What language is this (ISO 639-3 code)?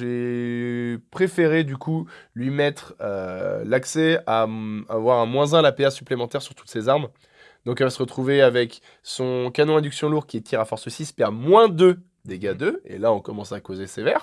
fra